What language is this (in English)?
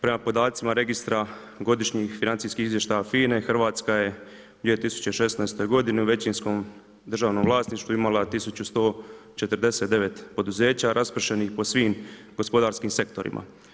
Croatian